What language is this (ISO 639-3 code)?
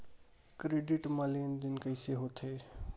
hne